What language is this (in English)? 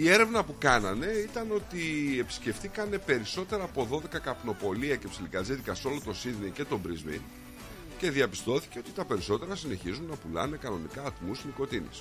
Greek